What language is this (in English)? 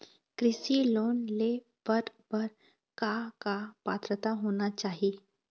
Chhattisgarhi